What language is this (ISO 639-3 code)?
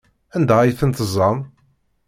kab